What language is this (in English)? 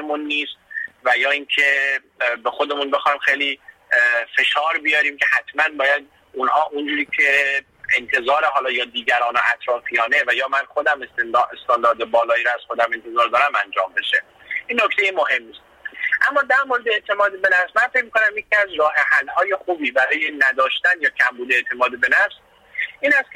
Persian